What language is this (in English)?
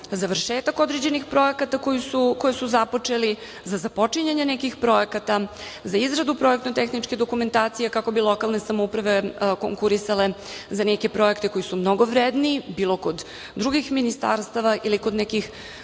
Serbian